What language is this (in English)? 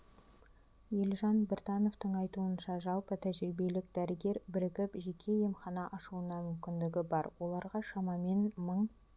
Kazakh